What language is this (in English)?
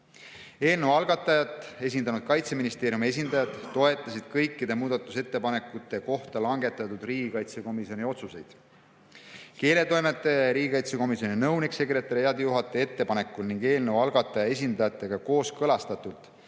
Estonian